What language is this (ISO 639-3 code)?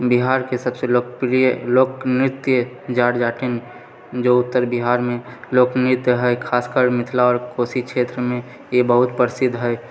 mai